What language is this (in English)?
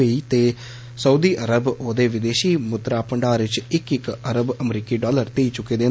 Dogri